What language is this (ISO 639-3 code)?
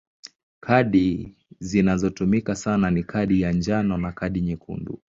swa